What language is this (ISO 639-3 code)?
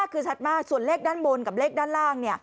tha